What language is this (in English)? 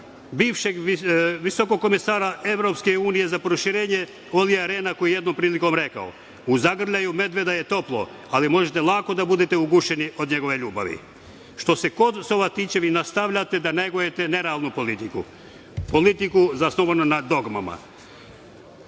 Serbian